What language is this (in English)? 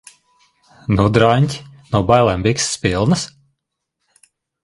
Latvian